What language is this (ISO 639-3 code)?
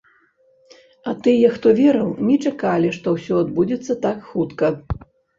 bel